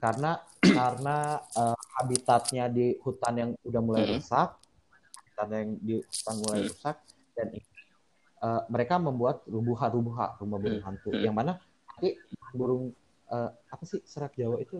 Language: Indonesian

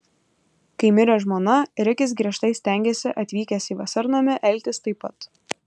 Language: Lithuanian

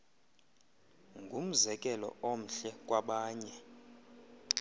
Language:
Xhosa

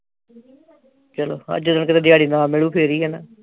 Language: Punjabi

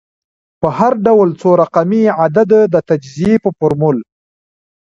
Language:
Pashto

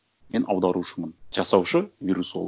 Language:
Kazakh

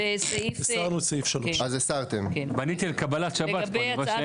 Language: Hebrew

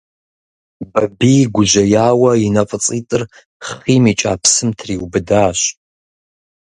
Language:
Kabardian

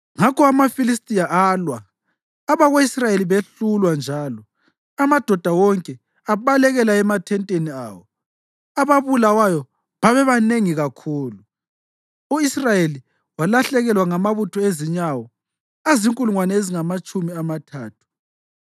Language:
North Ndebele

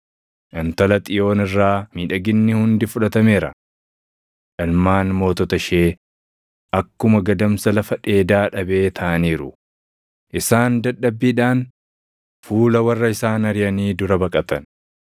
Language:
Oromo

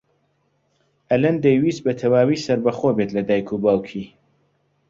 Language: Central Kurdish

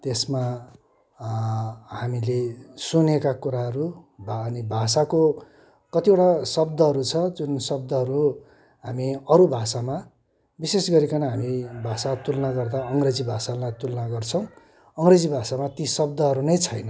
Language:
Nepali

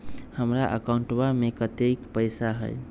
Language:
Magahi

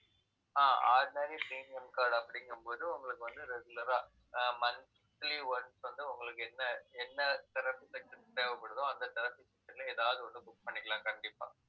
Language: Tamil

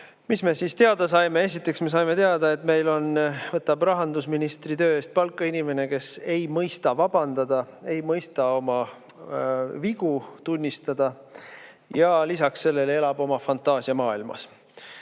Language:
Estonian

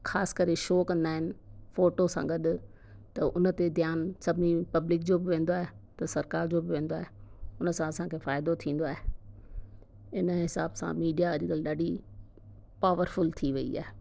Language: Sindhi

